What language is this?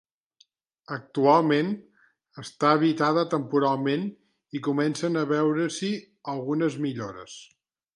Catalan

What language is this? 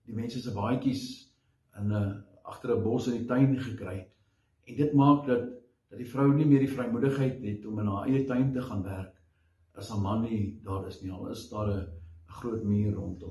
Dutch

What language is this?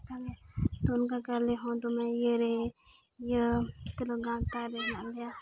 Santali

